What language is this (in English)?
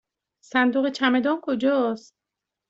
Persian